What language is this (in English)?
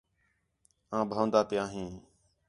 Khetrani